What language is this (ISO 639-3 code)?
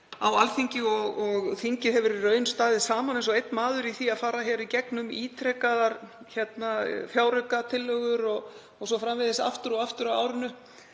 isl